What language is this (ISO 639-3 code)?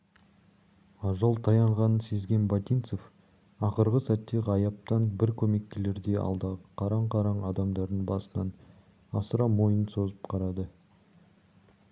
kaz